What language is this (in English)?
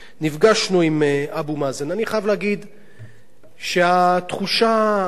Hebrew